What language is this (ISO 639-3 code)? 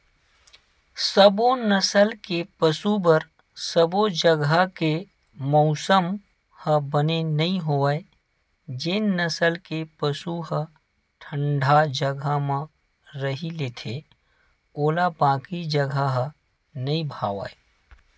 hne